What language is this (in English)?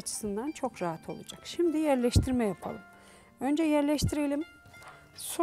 Turkish